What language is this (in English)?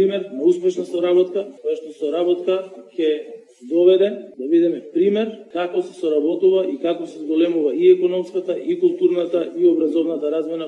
Bulgarian